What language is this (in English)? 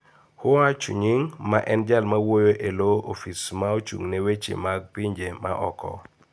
Luo (Kenya and Tanzania)